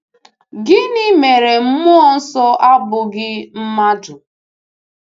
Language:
Igbo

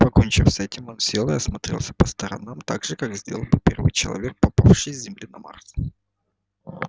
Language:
Russian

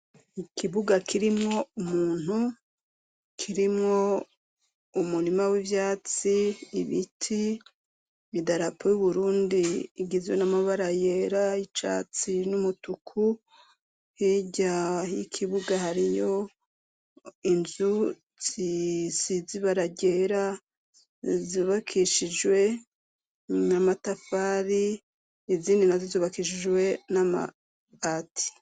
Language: Rundi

